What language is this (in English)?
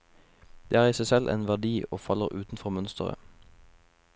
Norwegian